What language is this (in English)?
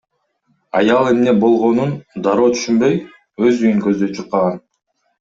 Kyrgyz